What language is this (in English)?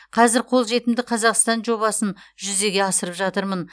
Kazakh